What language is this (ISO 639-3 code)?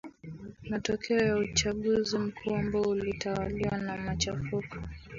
swa